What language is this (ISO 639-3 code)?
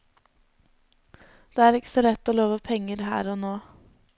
nor